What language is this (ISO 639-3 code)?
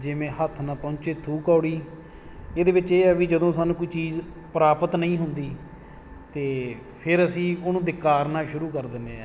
pan